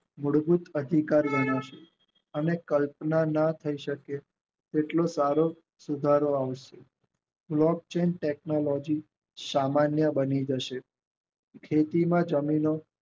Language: Gujarati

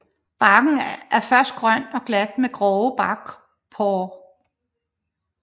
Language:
Danish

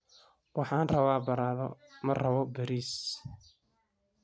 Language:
Somali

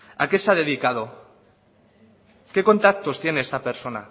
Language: Spanish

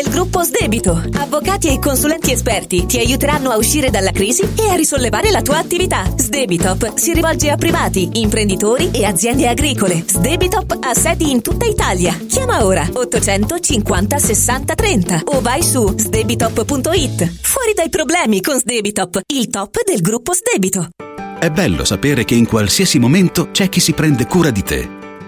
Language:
Italian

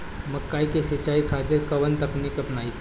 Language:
Bhojpuri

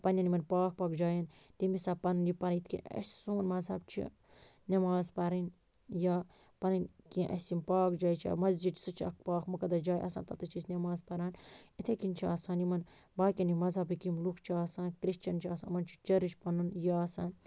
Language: Kashmiri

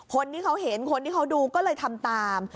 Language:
Thai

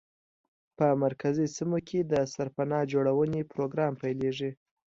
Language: Pashto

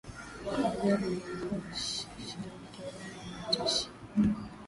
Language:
Swahili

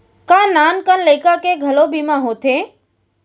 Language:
Chhattisgarhi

